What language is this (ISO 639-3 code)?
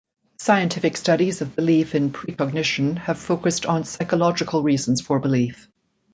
eng